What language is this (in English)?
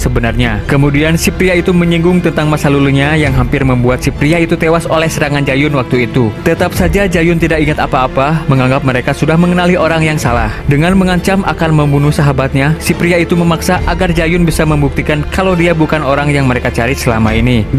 Indonesian